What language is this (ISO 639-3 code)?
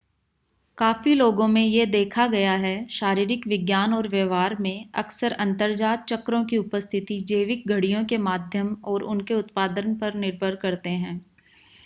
hin